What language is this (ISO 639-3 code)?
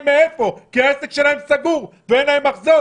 heb